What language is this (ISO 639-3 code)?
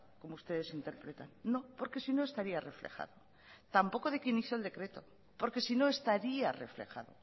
spa